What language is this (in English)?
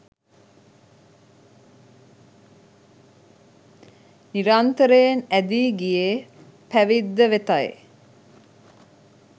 Sinhala